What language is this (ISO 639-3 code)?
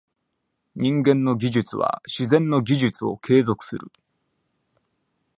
jpn